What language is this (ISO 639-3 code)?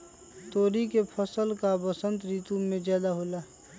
mag